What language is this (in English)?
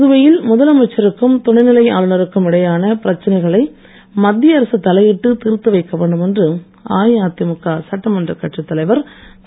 Tamil